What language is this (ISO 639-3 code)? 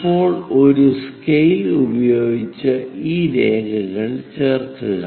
mal